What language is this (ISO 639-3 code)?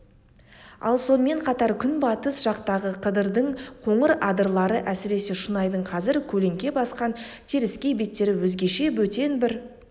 kaz